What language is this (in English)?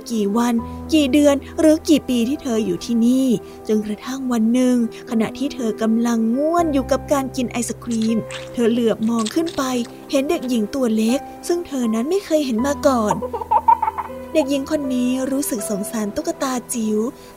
Thai